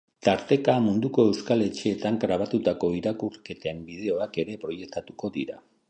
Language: Basque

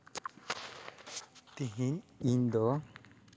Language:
Santali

